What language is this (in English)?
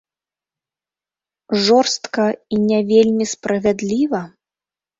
Belarusian